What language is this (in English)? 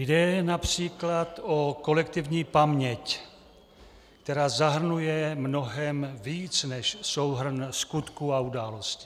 Czech